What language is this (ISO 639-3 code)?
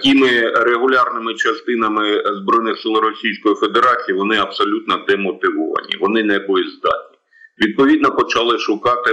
ukr